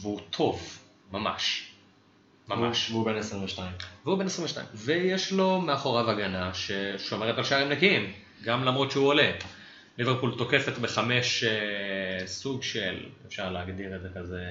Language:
Hebrew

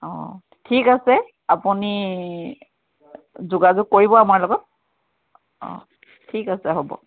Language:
Assamese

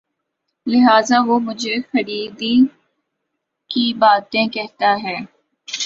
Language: Urdu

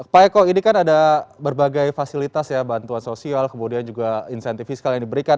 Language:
Indonesian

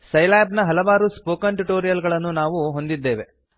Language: Kannada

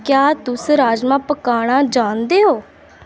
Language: Dogri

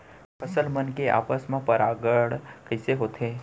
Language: Chhattisgarhi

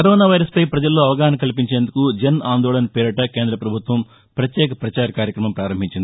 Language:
Telugu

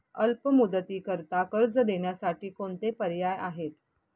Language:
Marathi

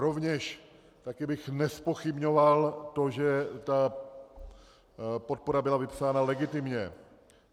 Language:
Czech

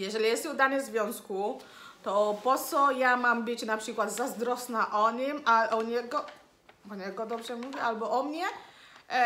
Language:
Polish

